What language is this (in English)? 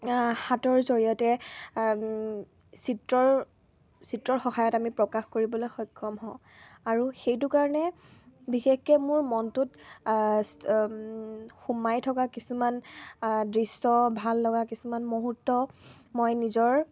Assamese